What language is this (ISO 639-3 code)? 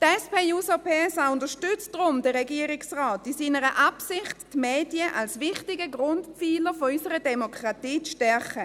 gsw